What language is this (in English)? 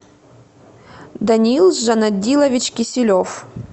Russian